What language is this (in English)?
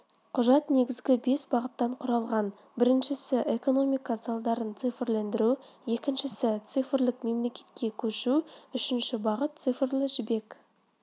Kazakh